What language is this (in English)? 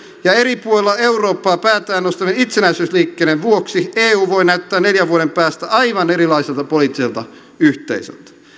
Finnish